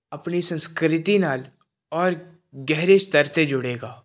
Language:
Punjabi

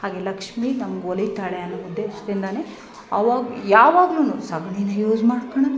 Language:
Kannada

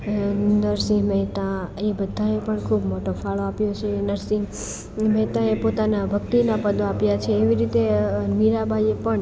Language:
Gujarati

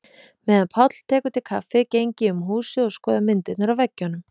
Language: Icelandic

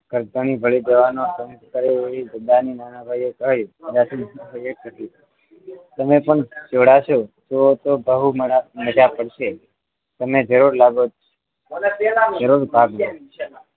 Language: Gujarati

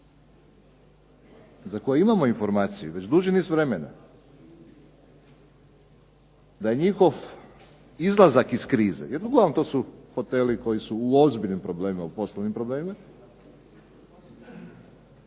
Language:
Croatian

